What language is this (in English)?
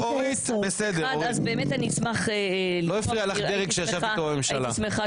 Hebrew